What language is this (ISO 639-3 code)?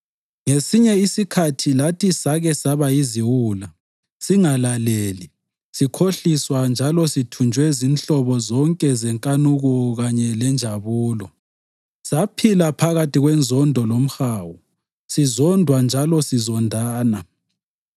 nde